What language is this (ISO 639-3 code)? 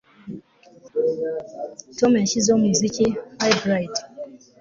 kin